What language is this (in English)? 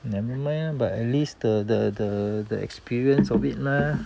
English